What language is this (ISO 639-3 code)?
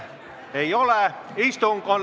est